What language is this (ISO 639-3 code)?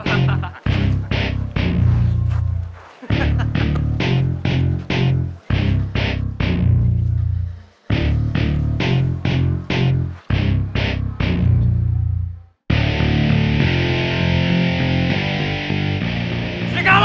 ind